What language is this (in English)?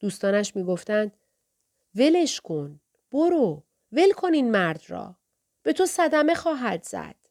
Persian